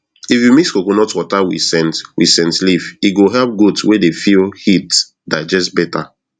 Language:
Nigerian Pidgin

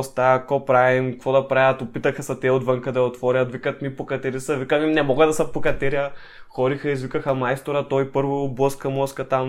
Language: Bulgarian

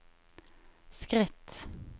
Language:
Norwegian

